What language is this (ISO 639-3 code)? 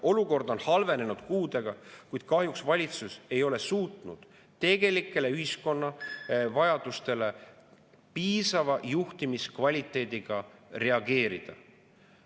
est